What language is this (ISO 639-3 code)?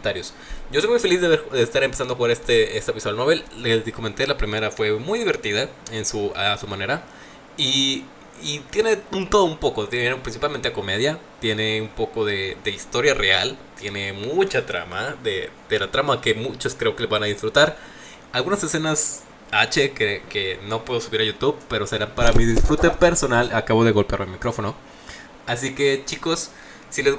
spa